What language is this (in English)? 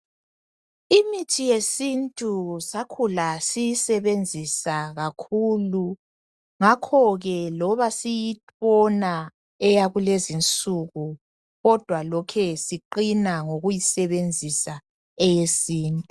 North Ndebele